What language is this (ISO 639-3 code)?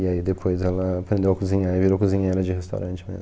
por